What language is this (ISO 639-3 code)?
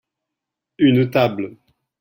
fra